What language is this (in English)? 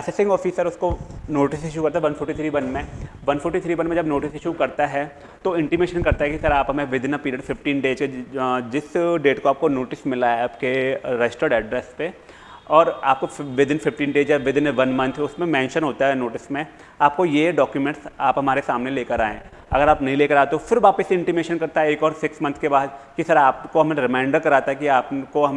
Hindi